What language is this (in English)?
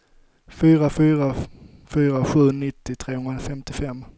Swedish